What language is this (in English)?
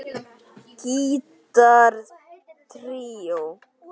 Icelandic